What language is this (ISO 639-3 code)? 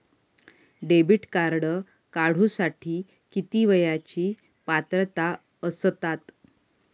mar